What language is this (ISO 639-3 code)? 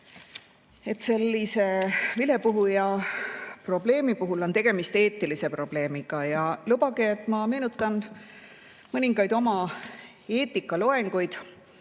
est